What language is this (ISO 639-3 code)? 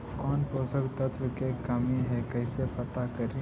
mag